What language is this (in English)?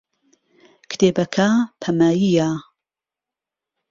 Central Kurdish